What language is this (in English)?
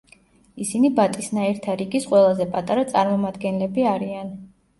Georgian